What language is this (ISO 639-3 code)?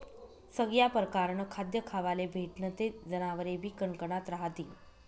mar